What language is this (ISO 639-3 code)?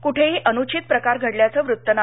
mar